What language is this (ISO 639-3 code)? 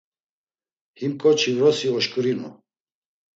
lzz